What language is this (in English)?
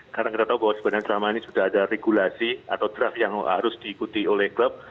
Indonesian